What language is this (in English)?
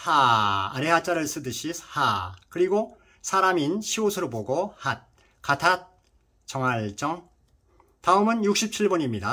Korean